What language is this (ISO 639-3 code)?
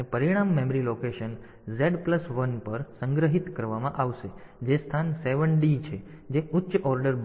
guj